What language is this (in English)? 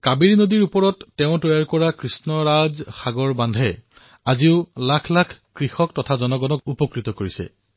Assamese